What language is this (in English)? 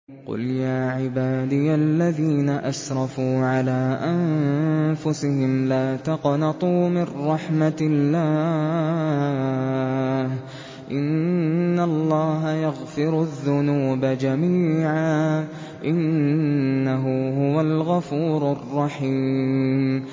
Arabic